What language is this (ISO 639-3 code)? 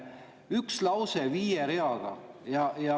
est